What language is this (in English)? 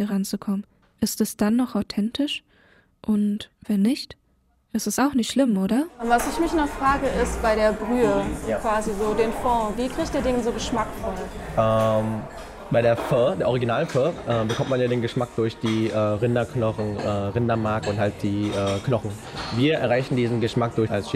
German